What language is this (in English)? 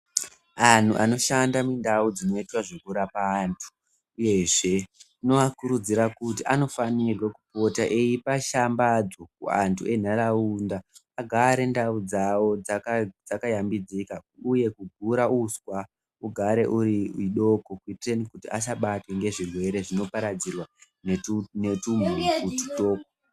Ndau